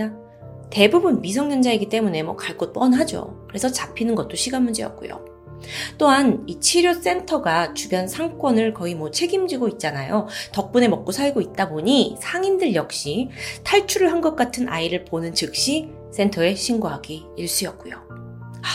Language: Korean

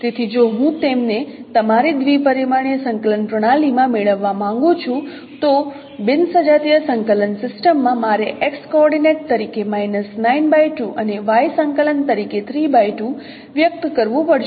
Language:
Gujarati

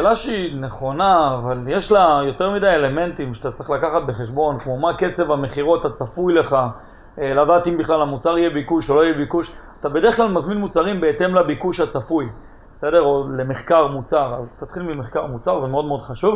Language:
Hebrew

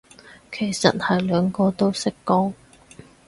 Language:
Cantonese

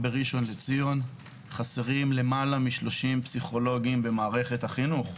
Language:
Hebrew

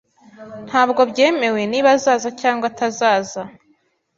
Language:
Kinyarwanda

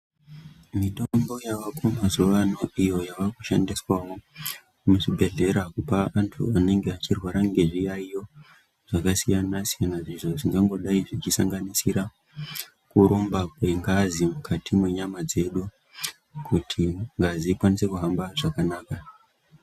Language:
Ndau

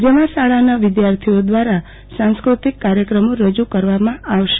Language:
Gujarati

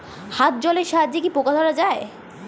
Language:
Bangla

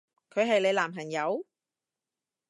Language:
Cantonese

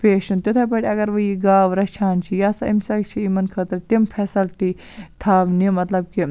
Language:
Kashmiri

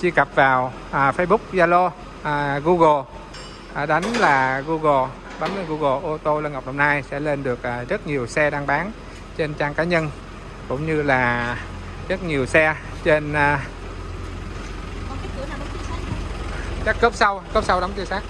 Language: Vietnamese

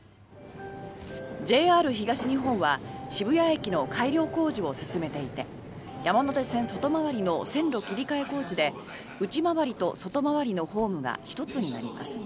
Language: Japanese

